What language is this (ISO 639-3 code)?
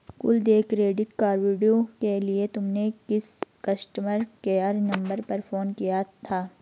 hin